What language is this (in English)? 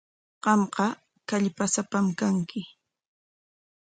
Corongo Ancash Quechua